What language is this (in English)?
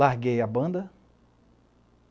Portuguese